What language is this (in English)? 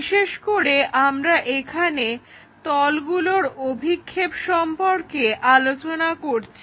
Bangla